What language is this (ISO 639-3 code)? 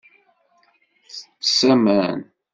kab